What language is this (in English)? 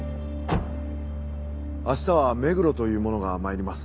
Japanese